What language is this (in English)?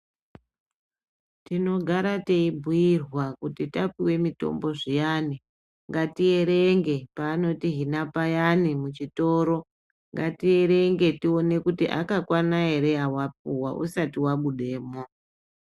Ndau